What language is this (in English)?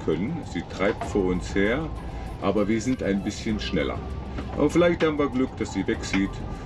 German